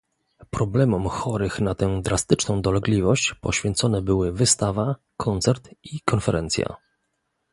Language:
Polish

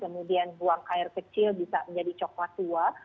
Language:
Indonesian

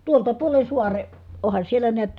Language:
Finnish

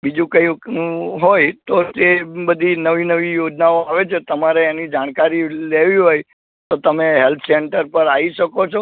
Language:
Gujarati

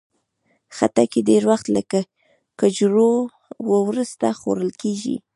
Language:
Pashto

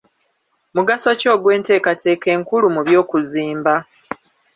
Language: Ganda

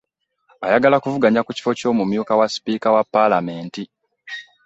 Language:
Ganda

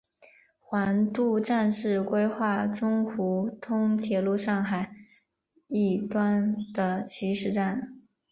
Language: Chinese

